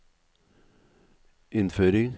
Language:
Norwegian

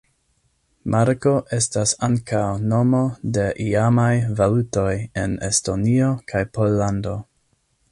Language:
Esperanto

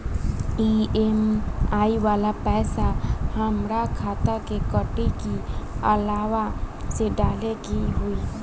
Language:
Bhojpuri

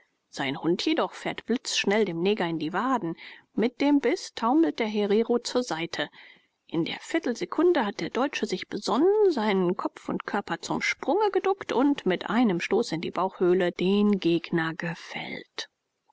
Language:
German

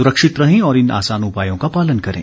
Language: Hindi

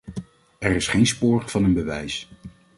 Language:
Dutch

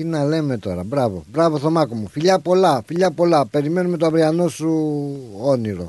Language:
Greek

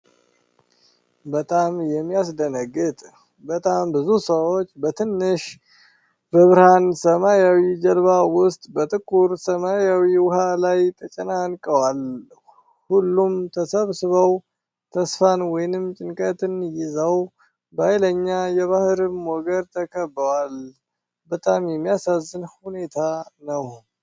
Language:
Amharic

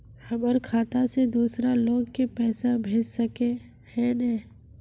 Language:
Magahi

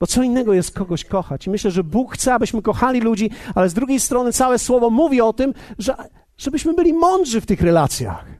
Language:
Polish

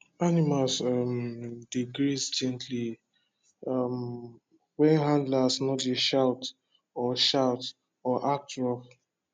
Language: Nigerian Pidgin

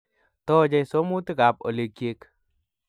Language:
Kalenjin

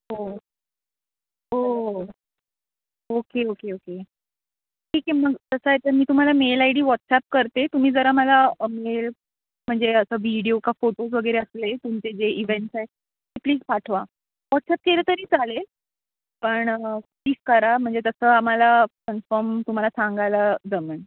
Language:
Marathi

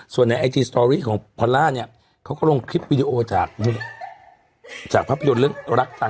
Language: Thai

